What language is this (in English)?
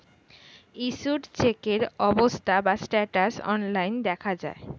Bangla